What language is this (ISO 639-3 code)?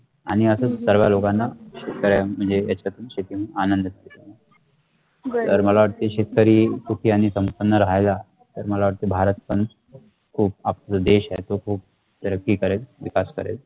mar